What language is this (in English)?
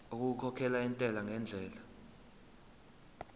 Zulu